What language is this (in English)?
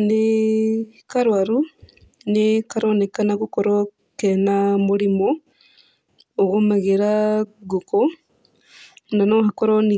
Kikuyu